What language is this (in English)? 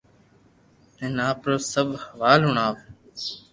Loarki